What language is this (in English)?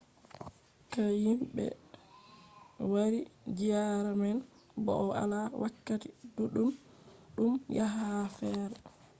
Fula